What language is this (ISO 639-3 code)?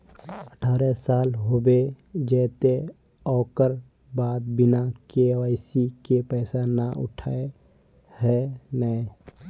mag